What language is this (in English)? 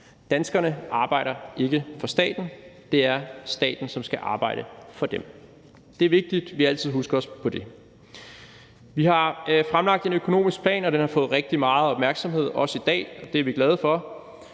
Danish